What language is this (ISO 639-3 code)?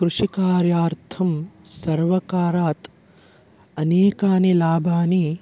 san